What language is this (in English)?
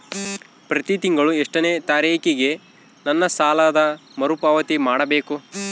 Kannada